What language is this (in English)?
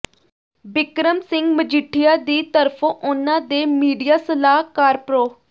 Punjabi